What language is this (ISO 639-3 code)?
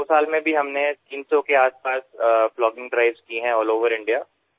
asm